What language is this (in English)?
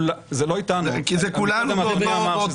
Hebrew